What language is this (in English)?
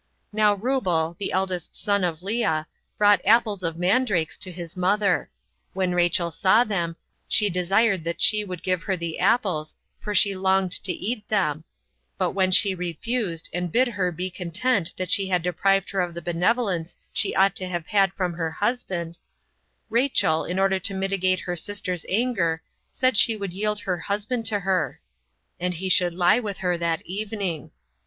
English